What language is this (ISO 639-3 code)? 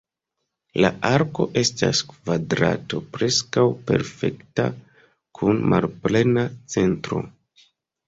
epo